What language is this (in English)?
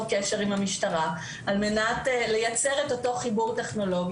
Hebrew